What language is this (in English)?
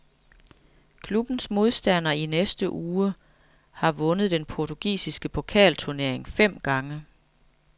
Danish